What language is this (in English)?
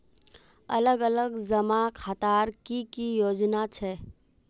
Magahi